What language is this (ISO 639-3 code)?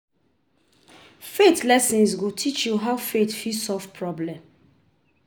pcm